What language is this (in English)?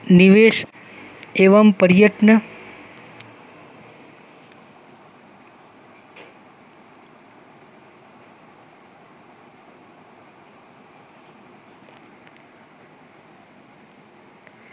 Gujarati